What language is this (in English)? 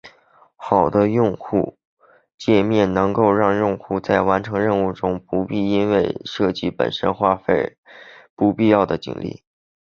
Chinese